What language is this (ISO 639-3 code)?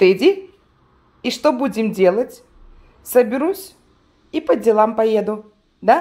rus